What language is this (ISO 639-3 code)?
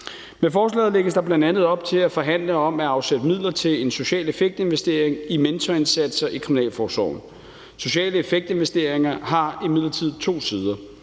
dan